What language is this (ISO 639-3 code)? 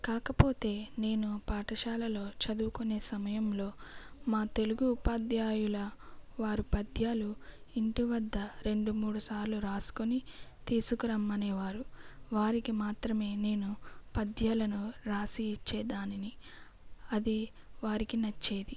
tel